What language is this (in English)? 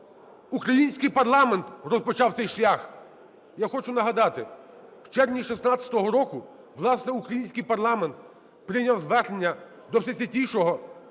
Ukrainian